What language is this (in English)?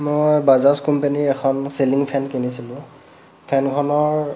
Assamese